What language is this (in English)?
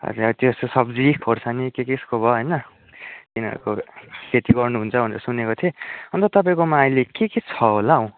Nepali